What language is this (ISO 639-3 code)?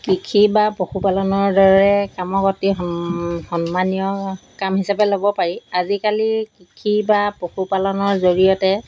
asm